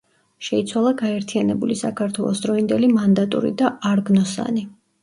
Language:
Georgian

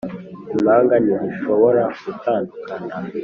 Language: Kinyarwanda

